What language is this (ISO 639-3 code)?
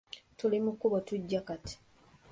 lug